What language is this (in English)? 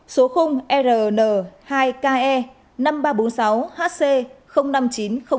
Vietnamese